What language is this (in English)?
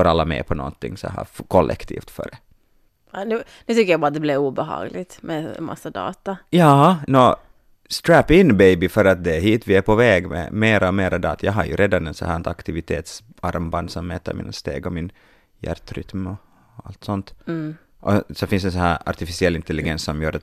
Swedish